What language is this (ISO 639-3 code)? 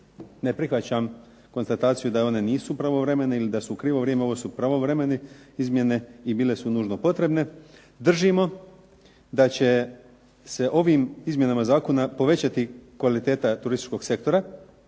hrv